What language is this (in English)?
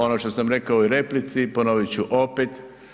Croatian